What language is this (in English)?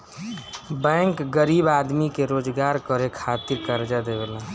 Bhojpuri